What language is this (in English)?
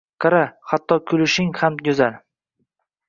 Uzbek